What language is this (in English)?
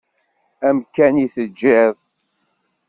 Kabyle